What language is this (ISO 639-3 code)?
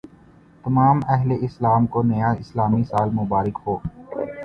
urd